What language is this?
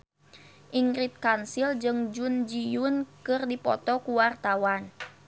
Sundanese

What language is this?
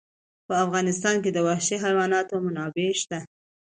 Pashto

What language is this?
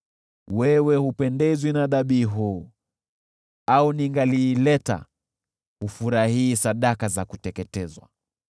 Swahili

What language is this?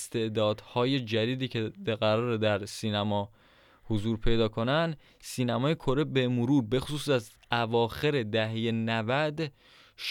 Persian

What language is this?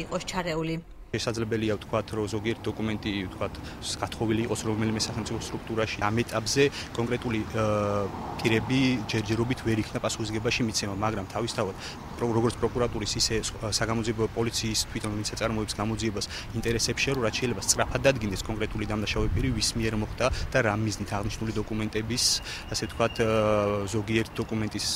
Romanian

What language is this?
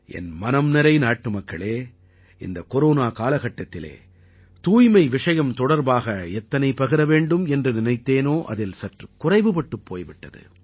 Tamil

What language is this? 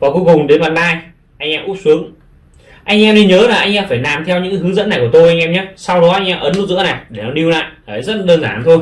Vietnamese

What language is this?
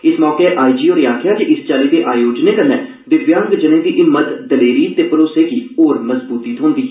Dogri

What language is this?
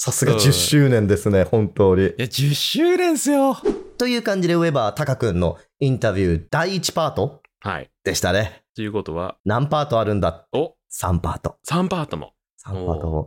Japanese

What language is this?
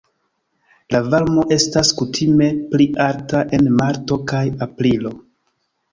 Esperanto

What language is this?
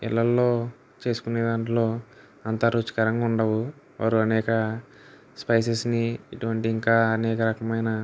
Telugu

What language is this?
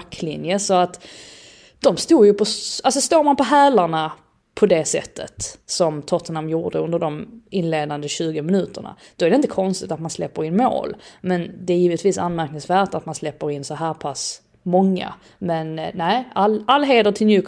Swedish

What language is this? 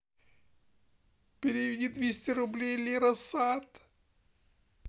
Russian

